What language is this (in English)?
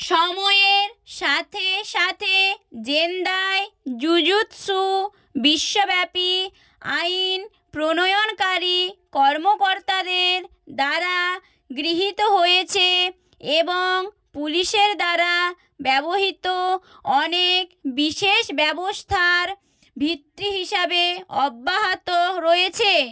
Bangla